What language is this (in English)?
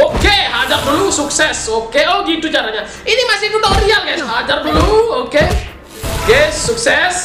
Indonesian